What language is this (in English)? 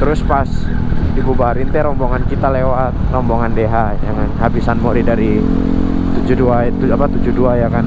Indonesian